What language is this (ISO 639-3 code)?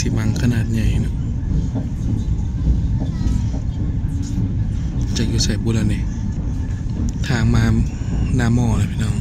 tha